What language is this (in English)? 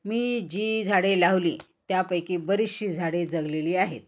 Marathi